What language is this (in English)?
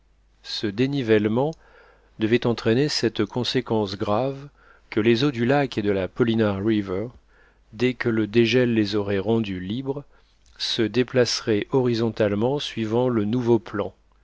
French